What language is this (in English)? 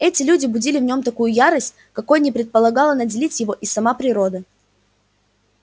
Russian